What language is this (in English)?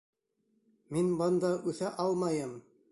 Bashkir